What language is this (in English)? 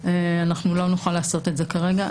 Hebrew